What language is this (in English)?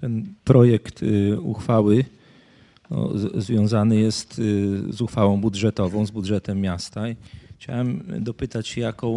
Polish